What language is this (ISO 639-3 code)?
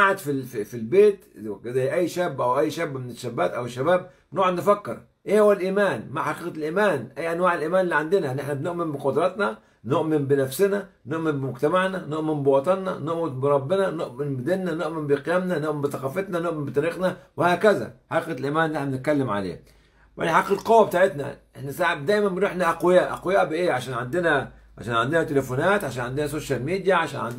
ara